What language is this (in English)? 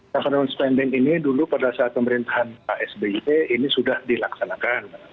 Indonesian